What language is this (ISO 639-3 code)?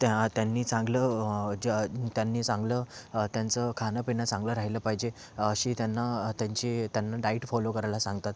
mar